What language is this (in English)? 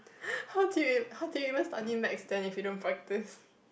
English